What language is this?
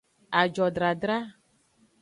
Aja (Benin)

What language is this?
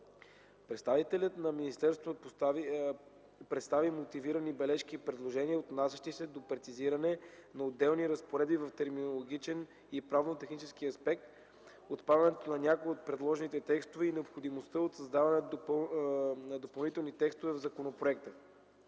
Bulgarian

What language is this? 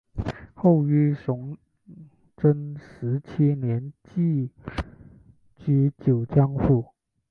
Chinese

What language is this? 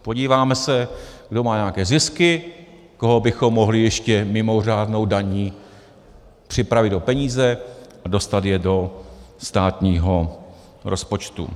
Czech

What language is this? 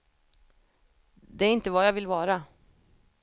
Swedish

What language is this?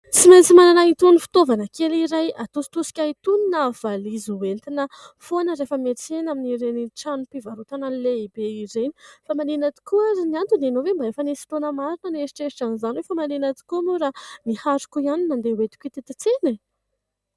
Malagasy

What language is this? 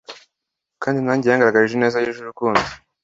Kinyarwanda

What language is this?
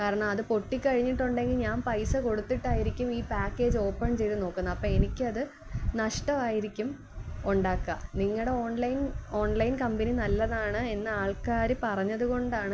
Malayalam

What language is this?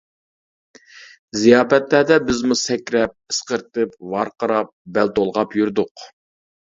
Uyghur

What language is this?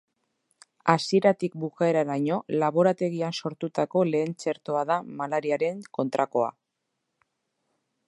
Basque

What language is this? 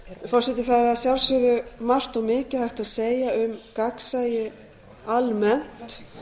Icelandic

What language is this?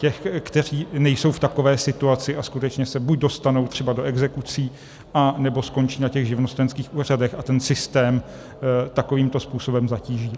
Czech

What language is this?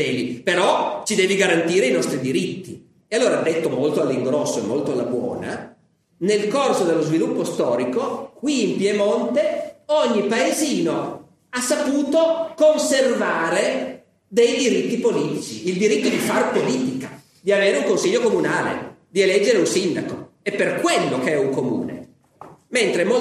Italian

